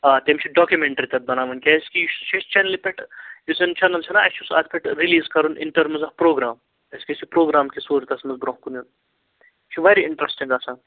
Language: Kashmiri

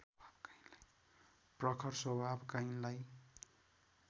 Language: Nepali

